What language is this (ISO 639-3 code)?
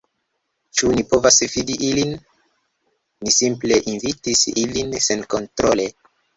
epo